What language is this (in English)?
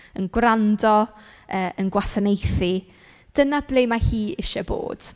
Welsh